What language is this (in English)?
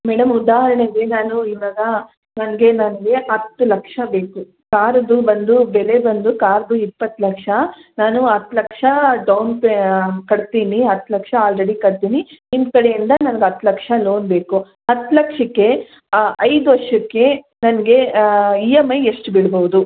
Kannada